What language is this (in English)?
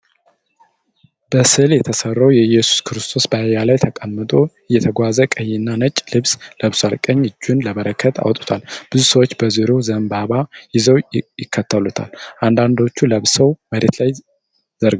Amharic